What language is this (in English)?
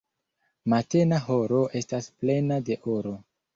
Esperanto